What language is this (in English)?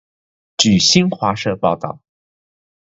Chinese